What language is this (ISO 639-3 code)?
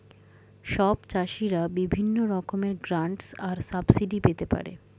ben